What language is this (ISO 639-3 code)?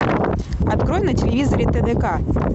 rus